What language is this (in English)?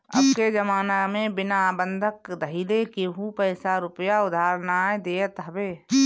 Bhojpuri